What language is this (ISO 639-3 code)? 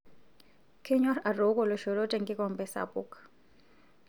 mas